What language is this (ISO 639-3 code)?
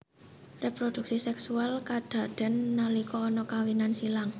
jav